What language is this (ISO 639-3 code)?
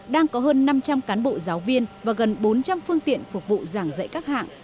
vie